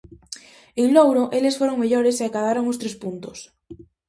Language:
Galician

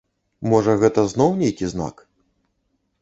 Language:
Belarusian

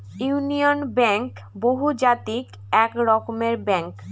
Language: Bangla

